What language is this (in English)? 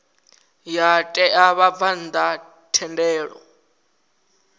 Venda